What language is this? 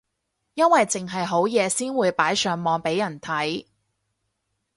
Cantonese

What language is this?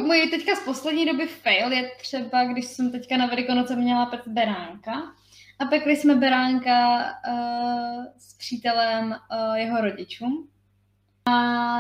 Czech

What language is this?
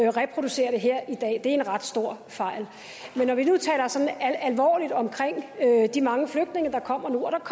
Danish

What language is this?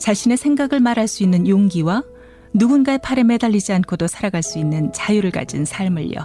Korean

